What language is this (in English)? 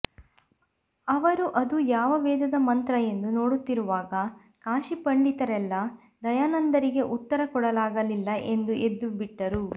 Kannada